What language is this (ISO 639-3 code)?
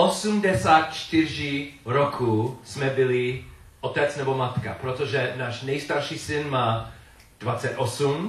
ces